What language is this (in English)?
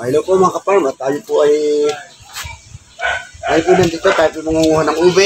Filipino